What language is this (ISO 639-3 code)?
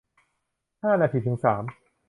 tha